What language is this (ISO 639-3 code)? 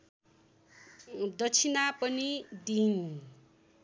nep